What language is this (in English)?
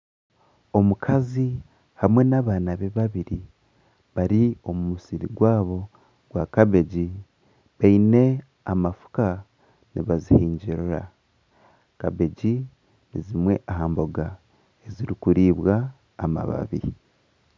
Nyankole